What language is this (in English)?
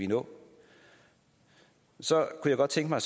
Danish